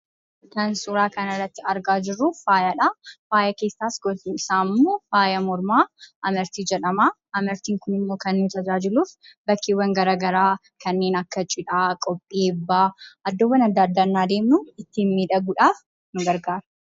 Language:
Oromo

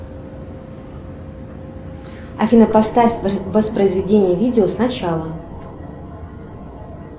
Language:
Russian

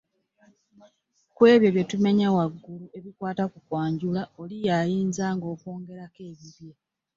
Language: Ganda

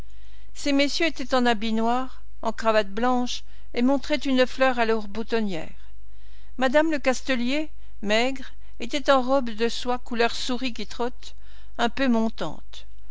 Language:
French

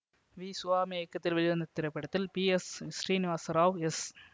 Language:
Tamil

